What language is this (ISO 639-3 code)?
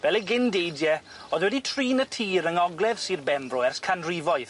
cym